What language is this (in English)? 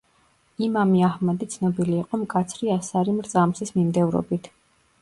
Georgian